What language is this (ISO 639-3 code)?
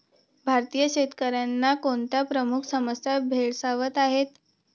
mar